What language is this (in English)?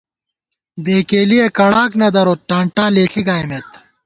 Gawar-Bati